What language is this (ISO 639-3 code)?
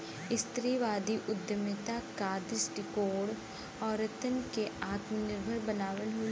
bho